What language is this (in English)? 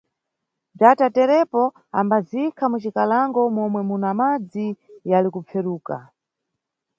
Nyungwe